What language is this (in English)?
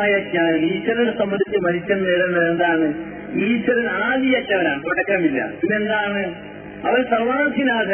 Malayalam